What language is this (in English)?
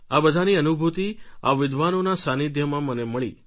Gujarati